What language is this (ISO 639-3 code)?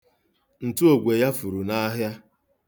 ibo